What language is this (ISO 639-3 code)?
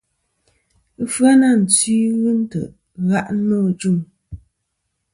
bkm